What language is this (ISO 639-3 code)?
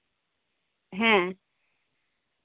sat